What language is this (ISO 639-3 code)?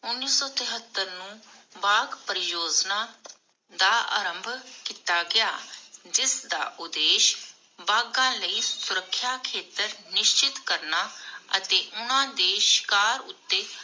pan